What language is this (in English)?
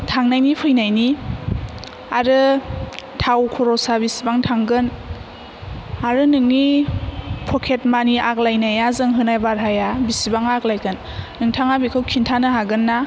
Bodo